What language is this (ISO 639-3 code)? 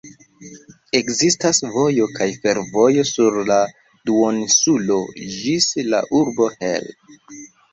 epo